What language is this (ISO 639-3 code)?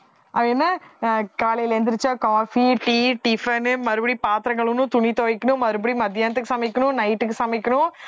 tam